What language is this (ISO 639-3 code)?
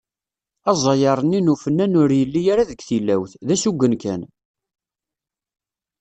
kab